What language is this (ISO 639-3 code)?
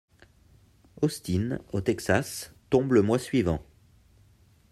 fra